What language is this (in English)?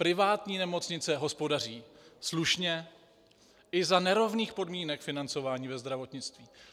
Czech